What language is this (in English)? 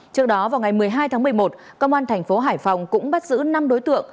Vietnamese